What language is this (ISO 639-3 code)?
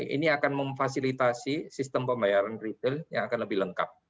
ind